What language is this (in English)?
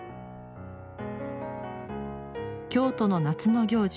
Japanese